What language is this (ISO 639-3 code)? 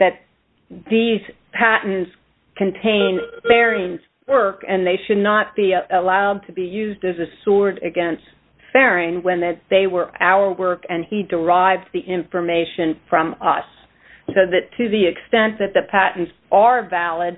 eng